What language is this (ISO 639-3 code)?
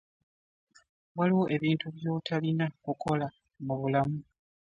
lug